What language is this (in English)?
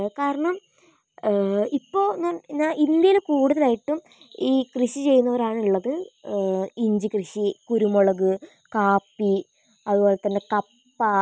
Malayalam